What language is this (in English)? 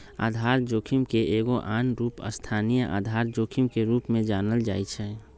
Magahi